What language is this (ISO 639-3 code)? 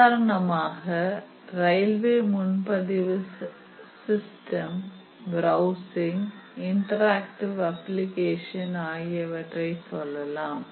tam